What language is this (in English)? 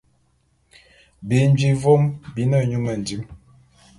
Bulu